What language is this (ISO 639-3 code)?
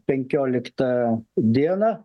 lit